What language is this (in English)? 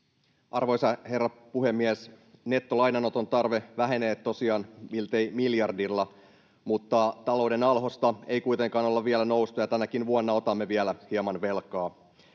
Finnish